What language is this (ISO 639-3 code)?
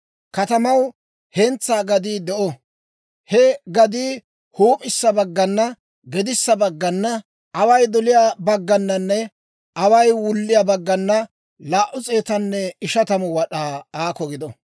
dwr